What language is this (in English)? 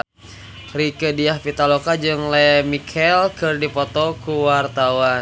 Sundanese